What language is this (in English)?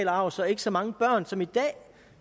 Danish